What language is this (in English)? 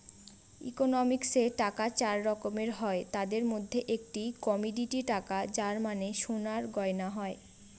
Bangla